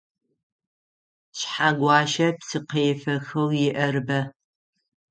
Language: Adyghe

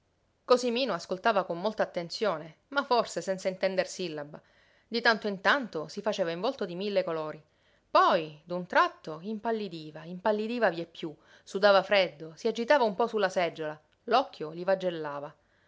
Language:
Italian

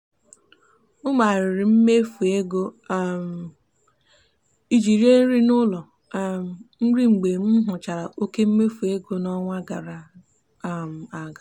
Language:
Igbo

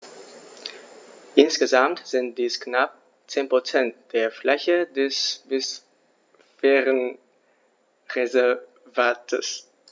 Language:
German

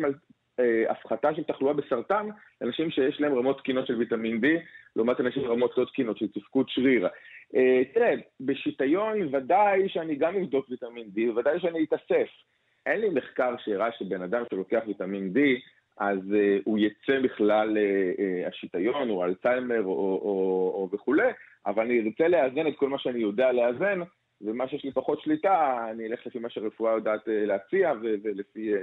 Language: Hebrew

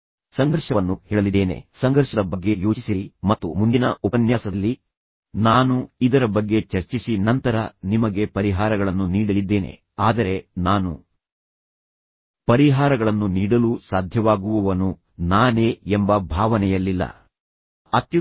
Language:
Kannada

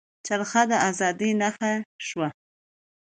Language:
Pashto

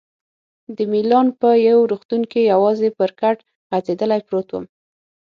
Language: Pashto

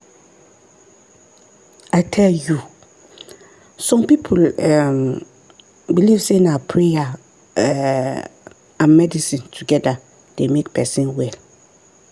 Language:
Nigerian Pidgin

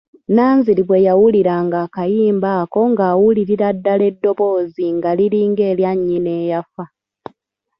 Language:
Ganda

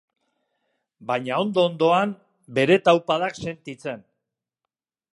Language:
Basque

